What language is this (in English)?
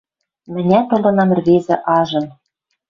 Western Mari